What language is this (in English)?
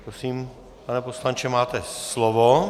Czech